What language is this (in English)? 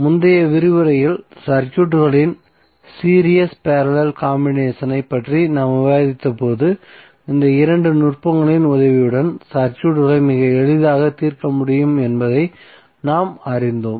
Tamil